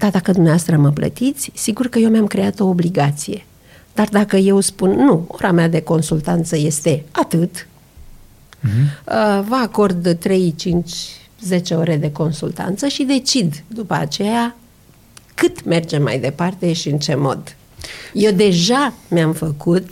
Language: Romanian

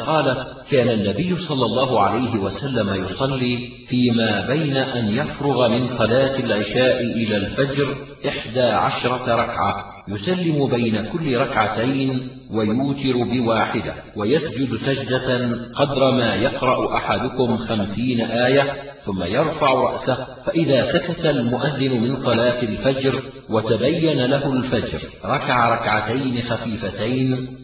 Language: Arabic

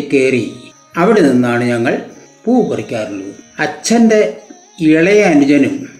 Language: Malayalam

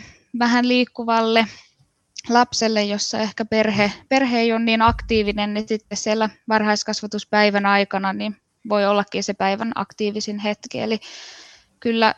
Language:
Finnish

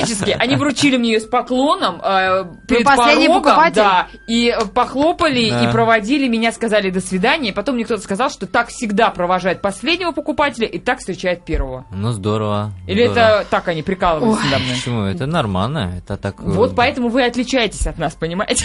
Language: Russian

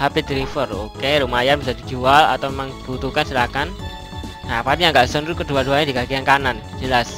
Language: Indonesian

